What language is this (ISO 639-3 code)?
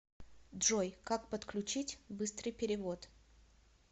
rus